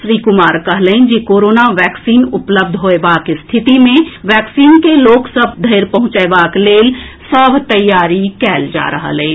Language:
Maithili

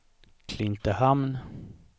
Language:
Swedish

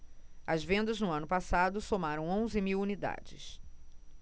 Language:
Portuguese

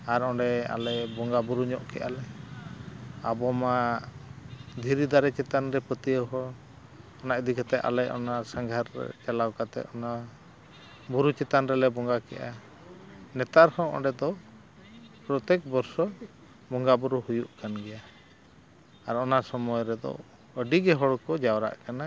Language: Santali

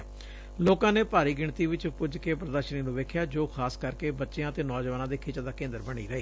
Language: Punjabi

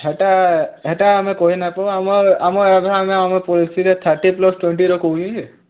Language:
Odia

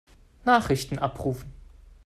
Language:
German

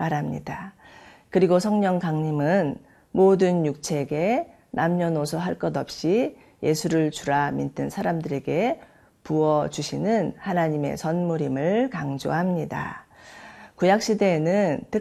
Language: Korean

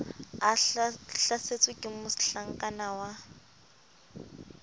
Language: Southern Sotho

